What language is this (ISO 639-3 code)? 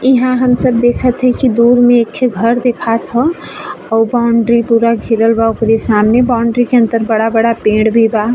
bho